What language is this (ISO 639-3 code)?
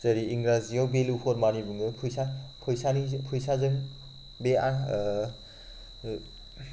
brx